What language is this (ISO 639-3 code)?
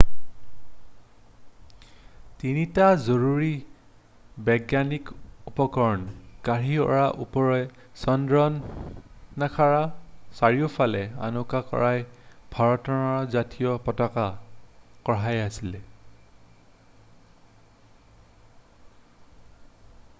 asm